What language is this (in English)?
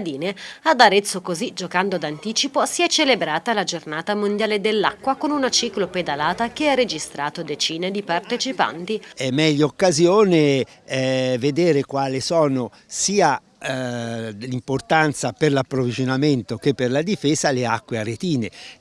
Italian